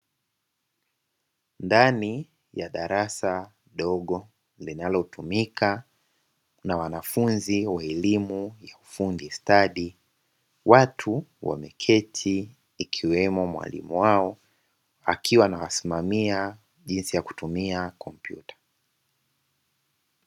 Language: Swahili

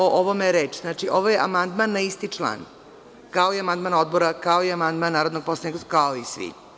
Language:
Serbian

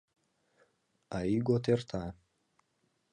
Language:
Mari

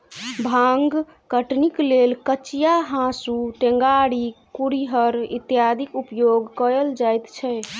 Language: Maithili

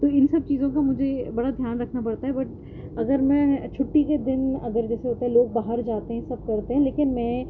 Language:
Urdu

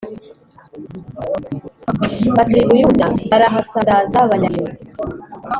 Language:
Kinyarwanda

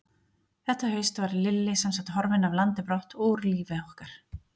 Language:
Icelandic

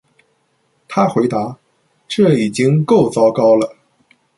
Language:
Chinese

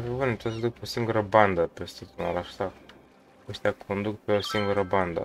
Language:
Romanian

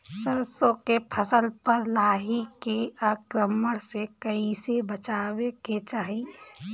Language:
Bhojpuri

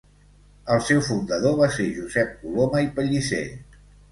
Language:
Catalan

